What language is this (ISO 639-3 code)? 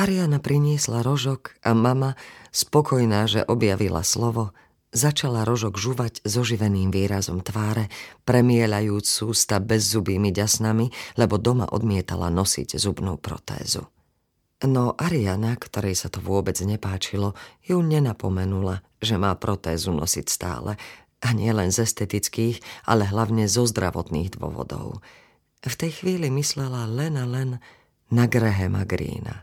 slk